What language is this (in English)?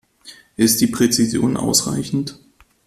German